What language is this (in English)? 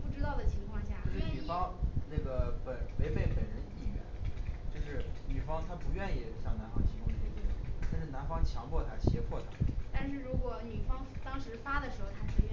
Chinese